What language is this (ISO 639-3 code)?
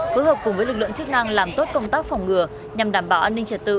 vie